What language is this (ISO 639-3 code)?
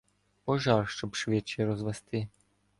ukr